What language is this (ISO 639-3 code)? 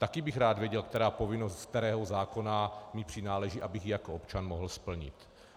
ces